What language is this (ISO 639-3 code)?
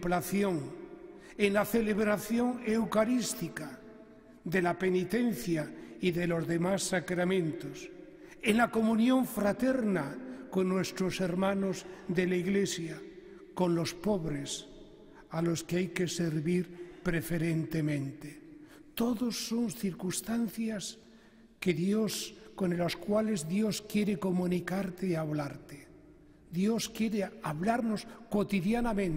spa